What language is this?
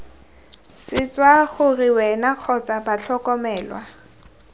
Tswana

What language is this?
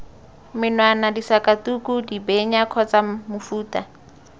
Tswana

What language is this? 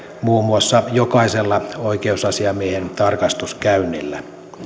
Finnish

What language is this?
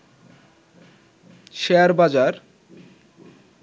Bangla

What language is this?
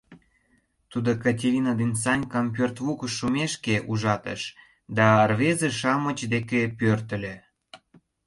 Mari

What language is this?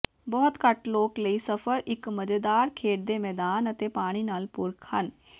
Punjabi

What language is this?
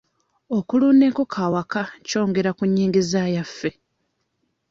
Ganda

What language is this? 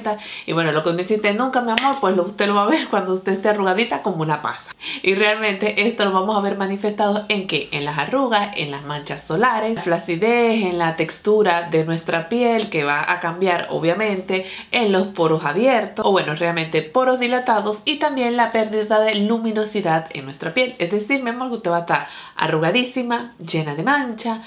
Spanish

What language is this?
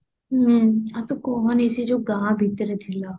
Odia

